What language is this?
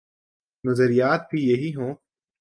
Urdu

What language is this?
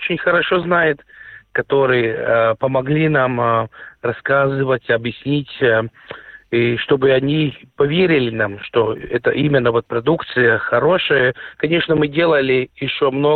Russian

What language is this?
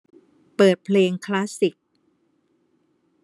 Thai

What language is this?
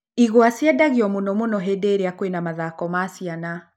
Kikuyu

